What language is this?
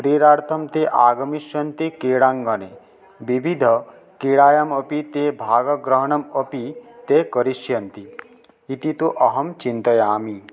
Sanskrit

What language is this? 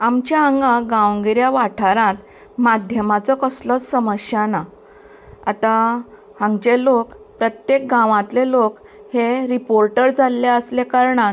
Konkani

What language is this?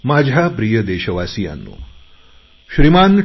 Marathi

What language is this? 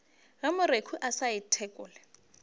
Northern Sotho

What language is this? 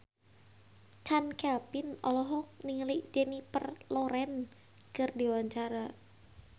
Sundanese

